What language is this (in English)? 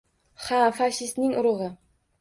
Uzbek